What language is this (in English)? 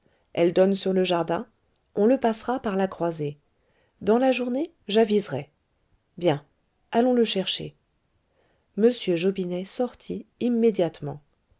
French